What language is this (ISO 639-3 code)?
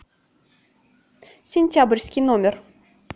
rus